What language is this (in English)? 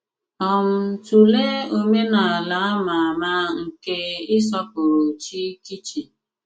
Igbo